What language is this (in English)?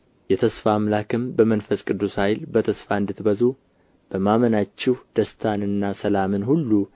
Amharic